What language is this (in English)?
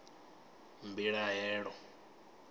Venda